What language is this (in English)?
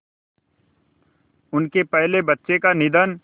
Hindi